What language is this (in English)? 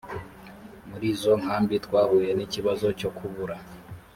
Kinyarwanda